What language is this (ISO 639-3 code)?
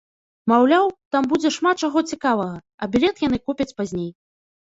bel